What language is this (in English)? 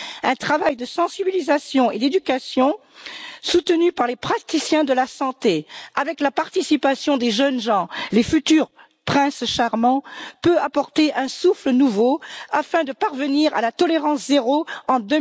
French